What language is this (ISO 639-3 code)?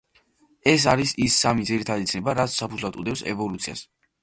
kat